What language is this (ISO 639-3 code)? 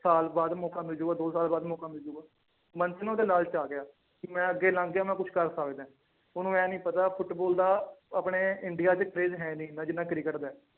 pan